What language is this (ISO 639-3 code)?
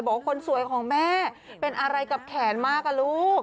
tha